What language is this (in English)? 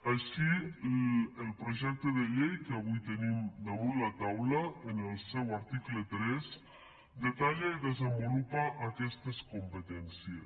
Catalan